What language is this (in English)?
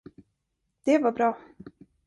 Swedish